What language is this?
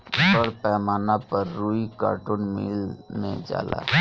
Bhojpuri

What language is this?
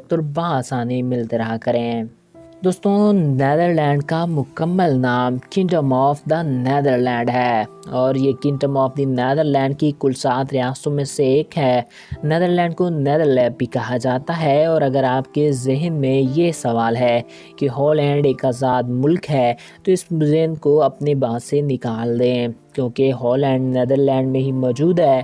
Urdu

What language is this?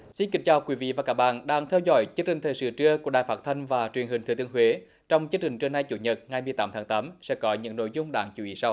Vietnamese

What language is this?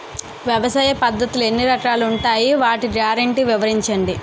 Telugu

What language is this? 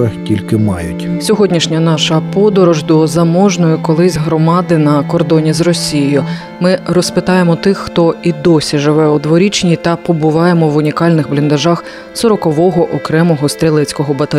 Ukrainian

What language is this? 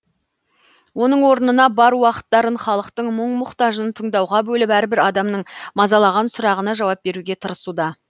Kazakh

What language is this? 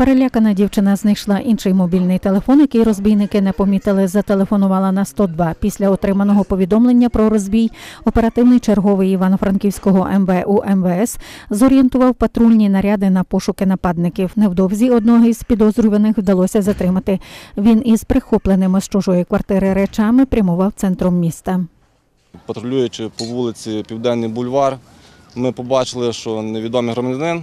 Ukrainian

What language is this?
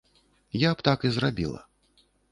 Belarusian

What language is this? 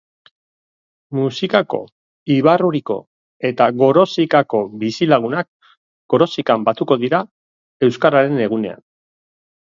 Basque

